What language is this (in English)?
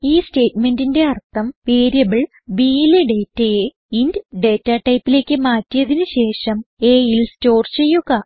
Malayalam